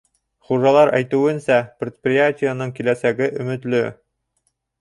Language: Bashkir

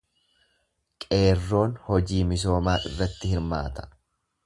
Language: Oromo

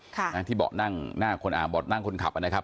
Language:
Thai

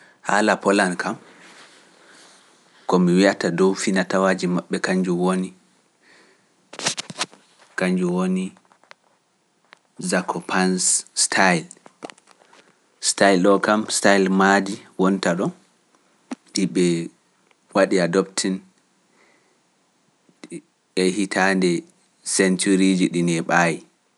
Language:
Pular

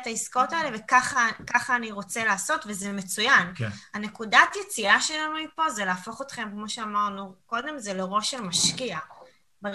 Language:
Hebrew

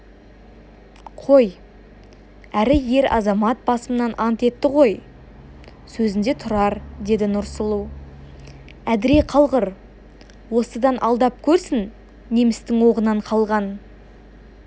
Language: Kazakh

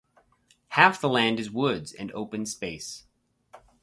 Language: English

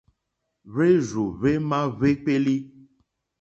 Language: Mokpwe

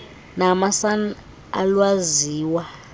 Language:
Xhosa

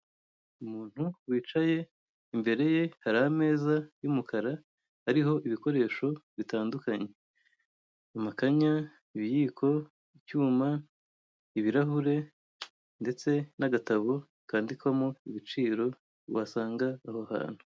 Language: Kinyarwanda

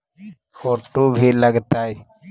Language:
Magahi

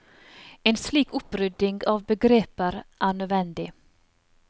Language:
Norwegian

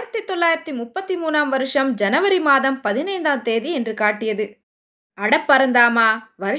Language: Tamil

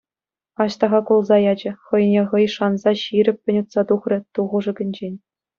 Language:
Chuvash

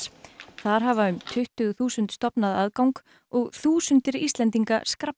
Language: Icelandic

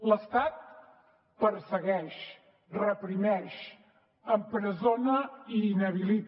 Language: Catalan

